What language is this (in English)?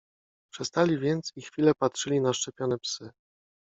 Polish